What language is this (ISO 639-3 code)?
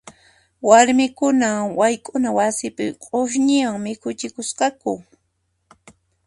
qxp